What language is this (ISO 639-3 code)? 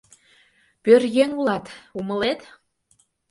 chm